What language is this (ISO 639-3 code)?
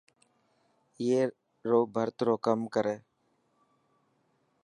mki